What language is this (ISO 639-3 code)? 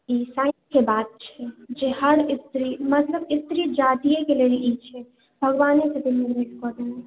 mai